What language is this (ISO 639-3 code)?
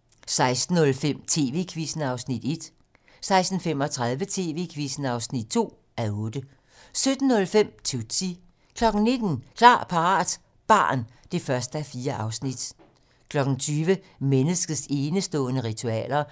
dan